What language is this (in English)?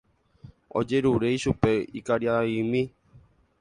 Guarani